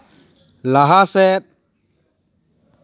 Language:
Santali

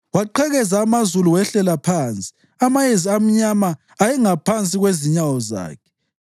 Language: North Ndebele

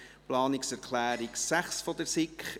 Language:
Swiss German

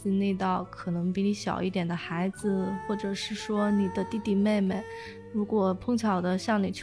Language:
Chinese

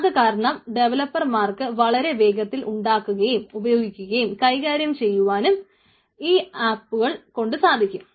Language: Malayalam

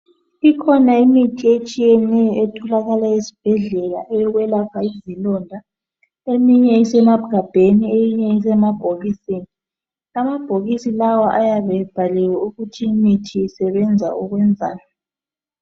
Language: North Ndebele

